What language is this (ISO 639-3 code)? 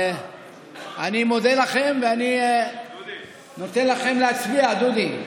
heb